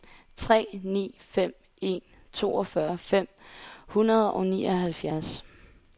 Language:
Danish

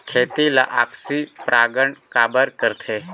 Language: Chhattisgarhi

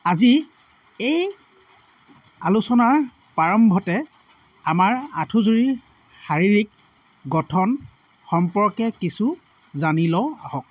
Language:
Assamese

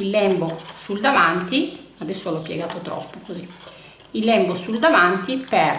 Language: Italian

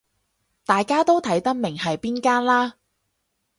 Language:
Cantonese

